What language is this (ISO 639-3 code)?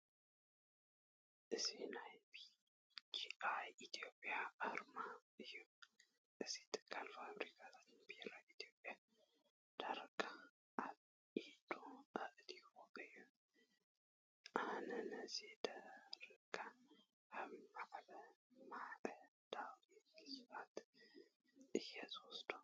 tir